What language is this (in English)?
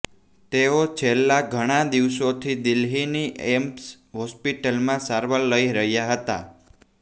Gujarati